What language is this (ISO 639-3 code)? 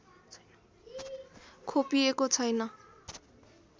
nep